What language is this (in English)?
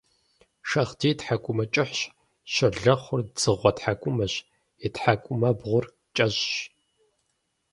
Kabardian